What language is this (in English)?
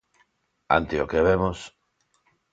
Galician